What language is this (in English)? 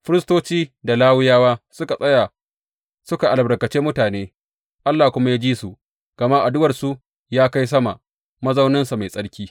Hausa